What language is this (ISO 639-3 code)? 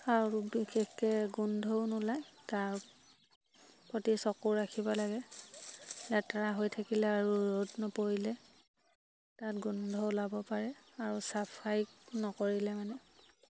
asm